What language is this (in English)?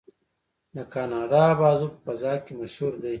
Pashto